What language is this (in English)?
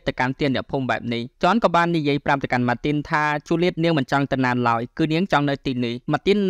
Thai